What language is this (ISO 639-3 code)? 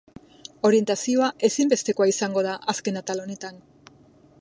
eus